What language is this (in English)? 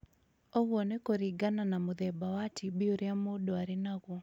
Kikuyu